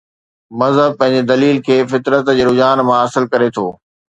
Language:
Sindhi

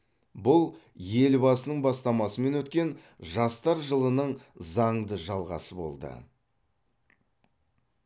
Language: Kazakh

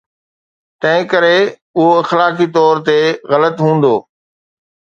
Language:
Sindhi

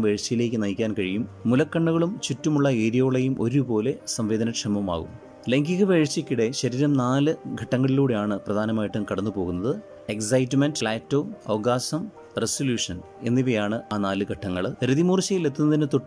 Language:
Hindi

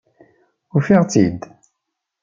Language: Kabyle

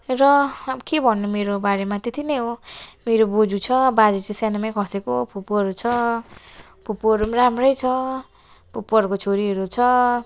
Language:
Nepali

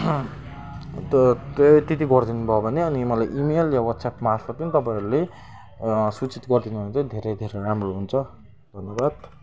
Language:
Nepali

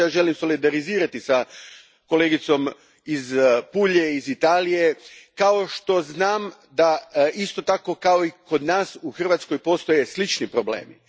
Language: Croatian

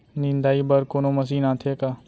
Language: Chhattisgarhi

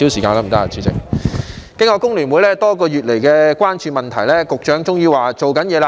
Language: Cantonese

